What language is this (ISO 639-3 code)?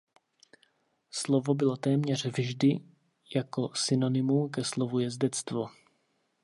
ces